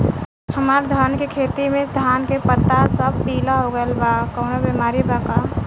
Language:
Bhojpuri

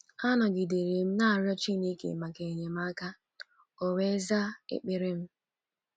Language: Igbo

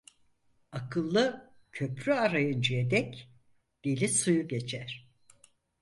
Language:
Turkish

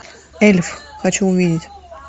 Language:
Russian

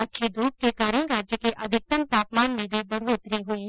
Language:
Hindi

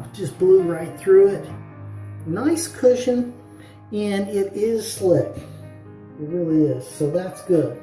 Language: English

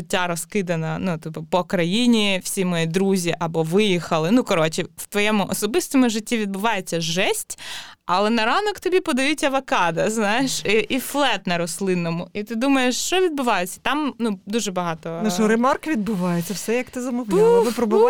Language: Ukrainian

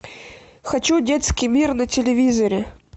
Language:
Russian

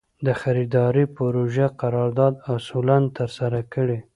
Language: Pashto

